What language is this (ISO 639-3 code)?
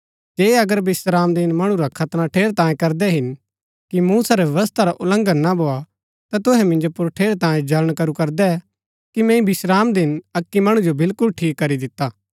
gbk